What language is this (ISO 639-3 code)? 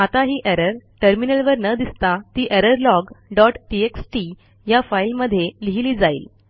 mar